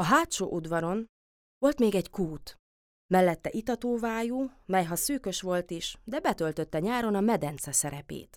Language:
Hungarian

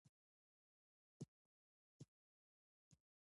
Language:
Pashto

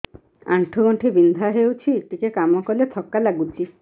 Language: Odia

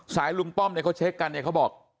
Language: Thai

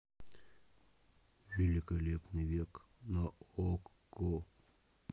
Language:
Russian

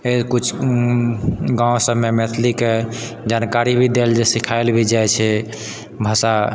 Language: Maithili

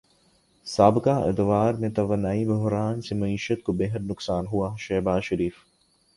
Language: Urdu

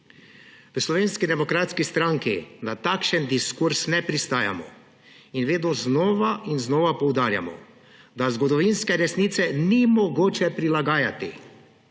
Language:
Slovenian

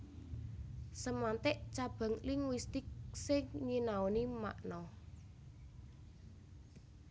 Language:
Javanese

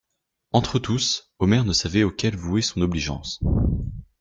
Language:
French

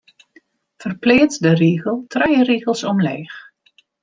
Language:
Western Frisian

